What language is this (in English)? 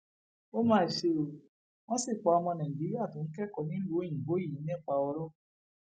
Yoruba